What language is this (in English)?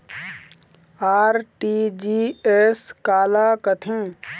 Chhattisgarhi